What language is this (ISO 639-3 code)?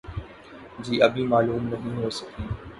urd